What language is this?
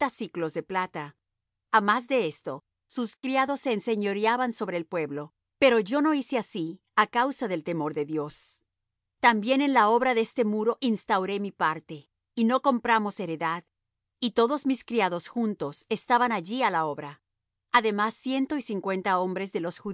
Spanish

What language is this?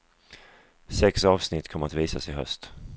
Swedish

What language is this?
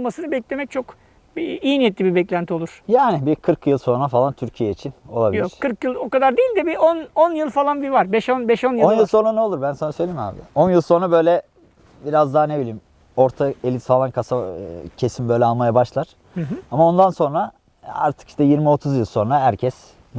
Turkish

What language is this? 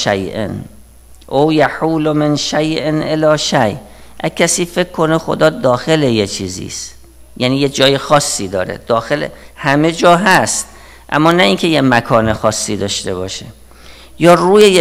Persian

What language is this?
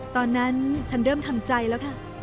Thai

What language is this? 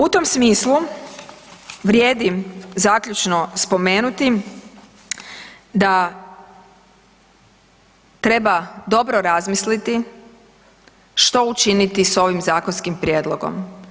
Croatian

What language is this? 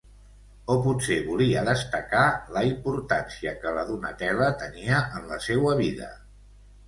Catalan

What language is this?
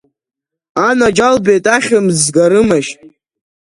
Abkhazian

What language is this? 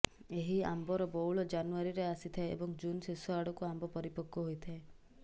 Odia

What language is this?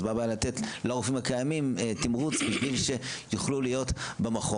Hebrew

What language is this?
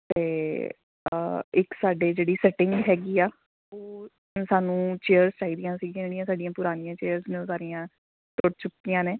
Punjabi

